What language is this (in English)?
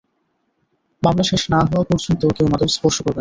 Bangla